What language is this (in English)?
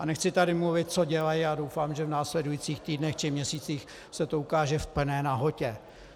Czech